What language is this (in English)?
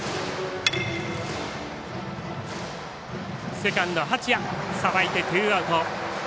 Japanese